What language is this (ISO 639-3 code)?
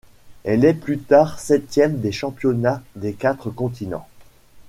fra